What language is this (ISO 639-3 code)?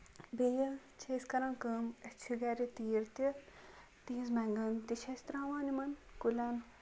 kas